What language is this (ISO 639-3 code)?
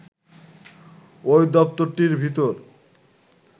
ben